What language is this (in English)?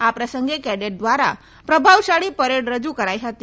Gujarati